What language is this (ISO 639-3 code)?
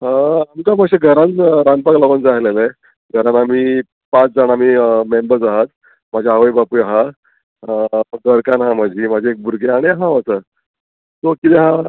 kok